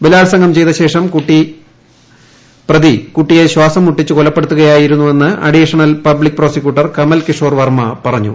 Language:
Malayalam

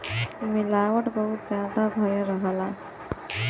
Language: Bhojpuri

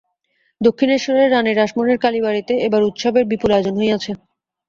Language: Bangla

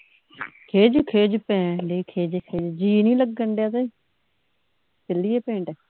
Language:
Punjabi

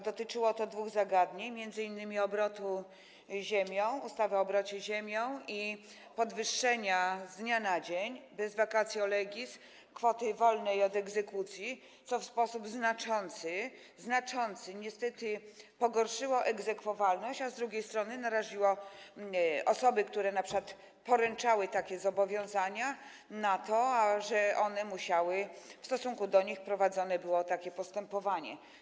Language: Polish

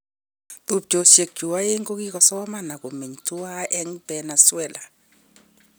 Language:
Kalenjin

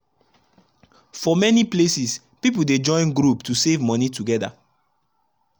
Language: Nigerian Pidgin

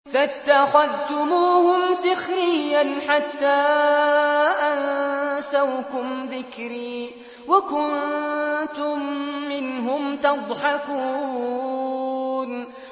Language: Arabic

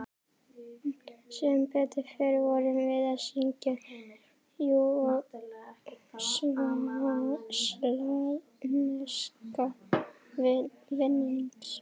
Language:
Icelandic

